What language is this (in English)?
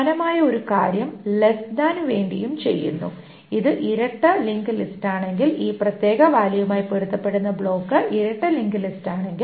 Malayalam